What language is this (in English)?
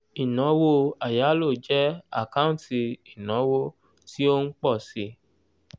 Yoruba